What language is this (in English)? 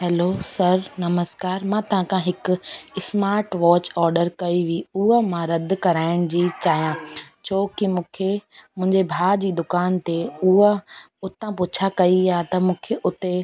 Sindhi